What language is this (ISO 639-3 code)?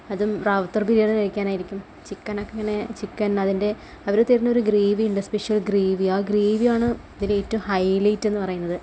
mal